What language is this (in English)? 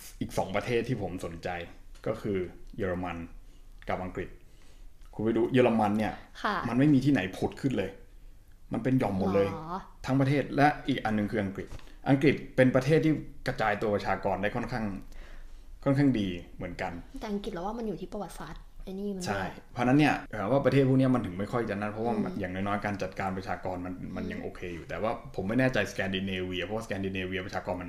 Thai